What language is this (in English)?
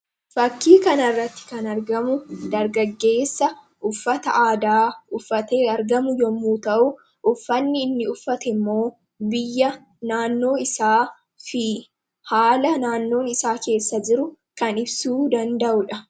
Oromo